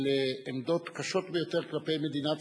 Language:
Hebrew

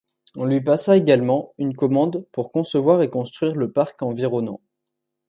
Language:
French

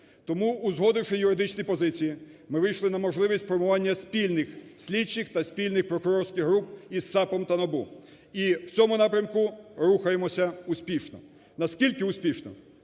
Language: Ukrainian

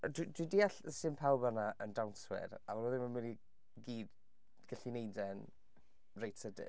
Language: Welsh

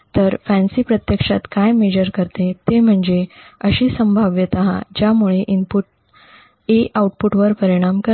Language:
Marathi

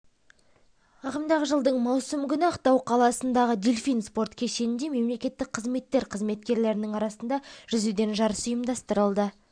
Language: Kazakh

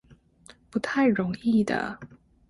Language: Chinese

